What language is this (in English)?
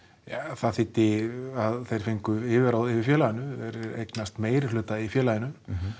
Icelandic